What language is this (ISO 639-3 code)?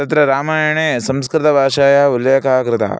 san